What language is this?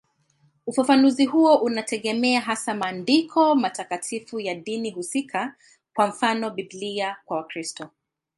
Swahili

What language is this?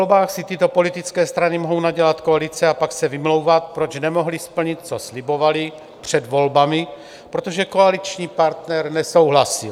Czech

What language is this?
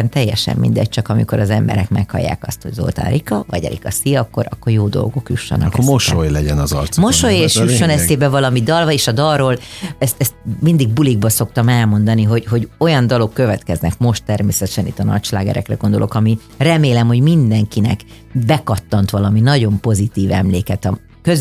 Hungarian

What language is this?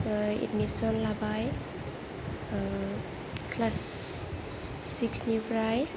Bodo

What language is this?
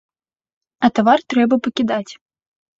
Belarusian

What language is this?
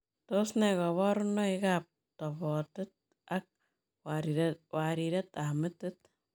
Kalenjin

